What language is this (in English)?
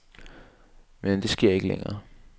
Danish